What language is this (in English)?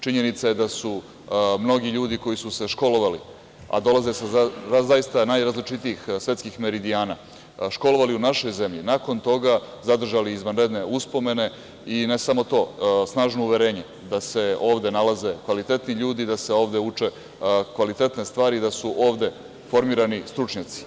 Serbian